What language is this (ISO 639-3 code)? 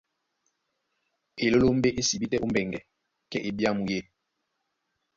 dua